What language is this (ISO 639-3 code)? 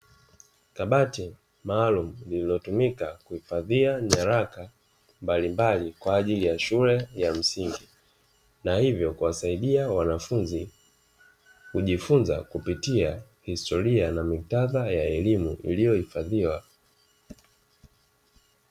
swa